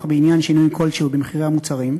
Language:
Hebrew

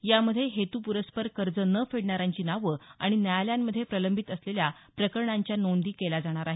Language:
Marathi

